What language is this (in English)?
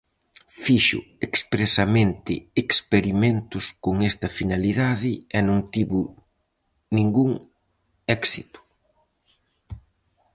Galician